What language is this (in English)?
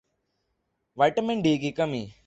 Urdu